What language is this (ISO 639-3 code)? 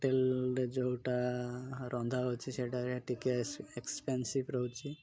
ori